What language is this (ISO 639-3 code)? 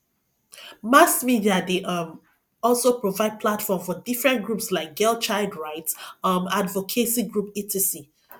pcm